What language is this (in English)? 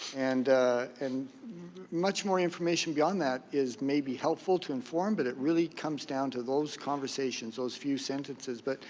English